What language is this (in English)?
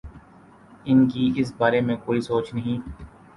Urdu